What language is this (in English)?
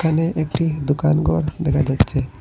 Bangla